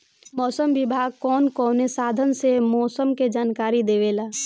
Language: Bhojpuri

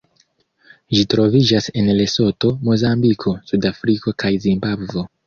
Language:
Esperanto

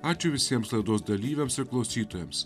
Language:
Lithuanian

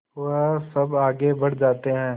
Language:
Hindi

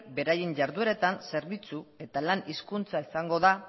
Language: Basque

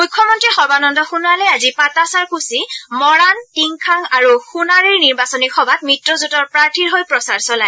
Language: Assamese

